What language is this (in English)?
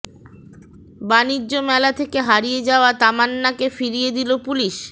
Bangla